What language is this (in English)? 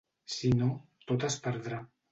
Catalan